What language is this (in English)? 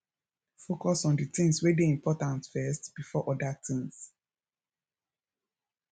Nigerian Pidgin